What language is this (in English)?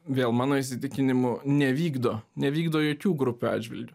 Lithuanian